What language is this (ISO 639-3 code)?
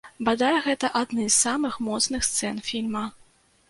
bel